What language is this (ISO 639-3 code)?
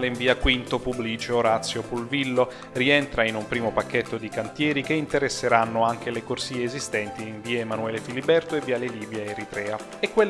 ita